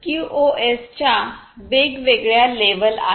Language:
Marathi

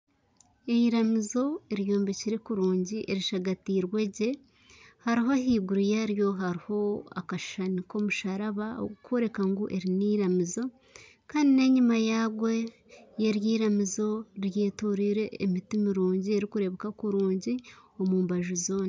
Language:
Nyankole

